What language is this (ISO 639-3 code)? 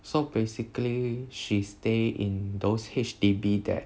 eng